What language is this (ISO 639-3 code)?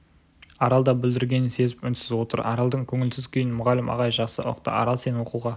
kaz